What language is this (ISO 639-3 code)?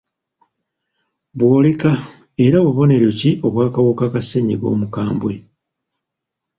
lug